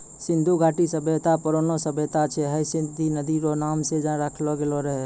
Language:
Maithili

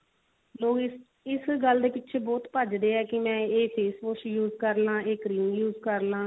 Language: Punjabi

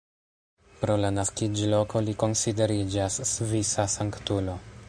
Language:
Esperanto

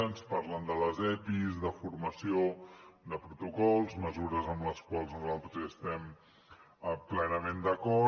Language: Catalan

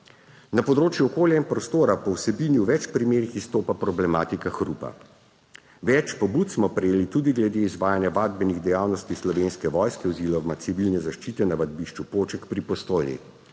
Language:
Slovenian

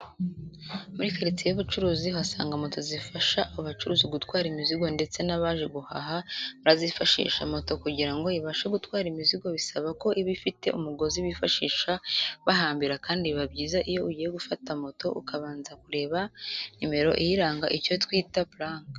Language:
Kinyarwanda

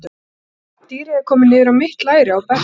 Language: Icelandic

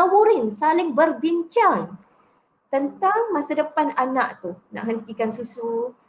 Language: Malay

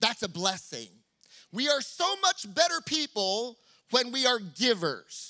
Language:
English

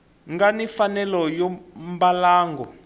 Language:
Tsonga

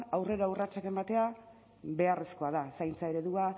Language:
Basque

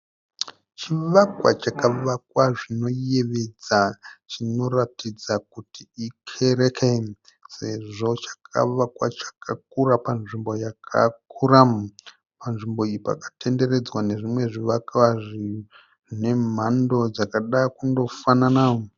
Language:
Shona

